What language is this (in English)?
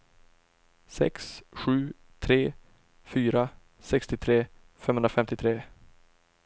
Swedish